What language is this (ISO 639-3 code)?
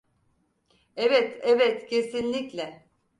tur